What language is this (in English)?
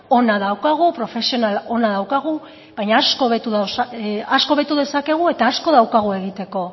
Basque